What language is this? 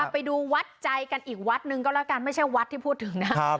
Thai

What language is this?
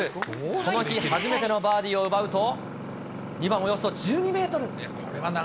Japanese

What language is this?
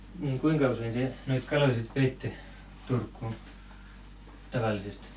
Finnish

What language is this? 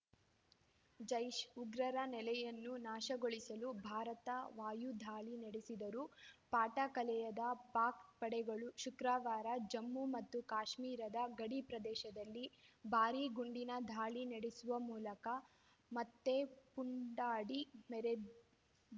Kannada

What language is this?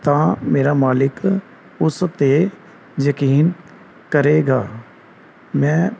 Punjabi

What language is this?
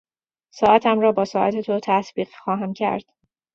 Persian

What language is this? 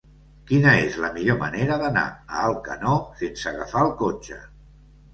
Catalan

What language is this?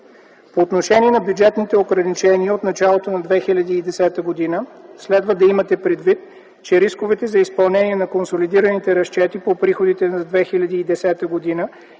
Bulgarian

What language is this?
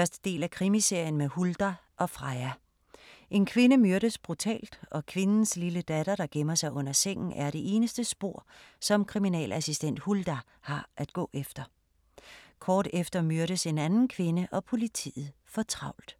Danish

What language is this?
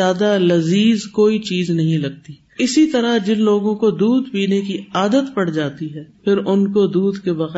Urdu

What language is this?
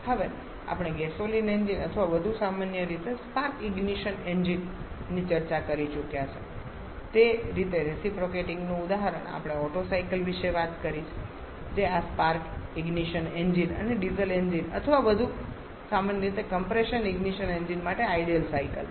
Gujarati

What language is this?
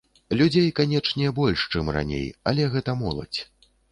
Belarusian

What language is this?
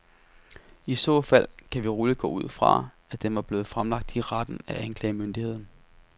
Danish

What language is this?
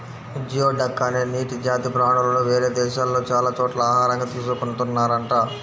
Telugu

